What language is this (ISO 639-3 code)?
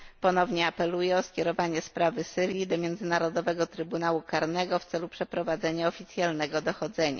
pol